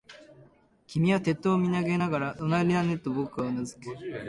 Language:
Japanese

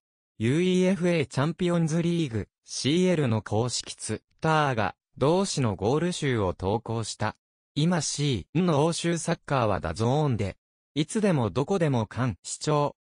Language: Japanese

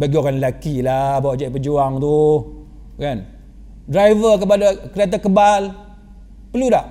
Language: Malay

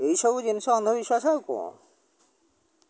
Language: Odia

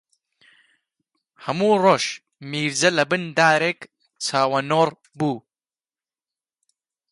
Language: Central Kurdish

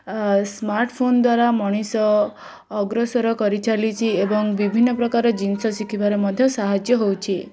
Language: Odia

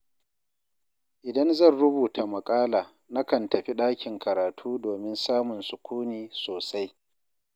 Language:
Hausa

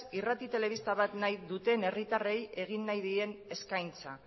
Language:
Basque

